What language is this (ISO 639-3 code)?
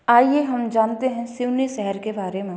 hin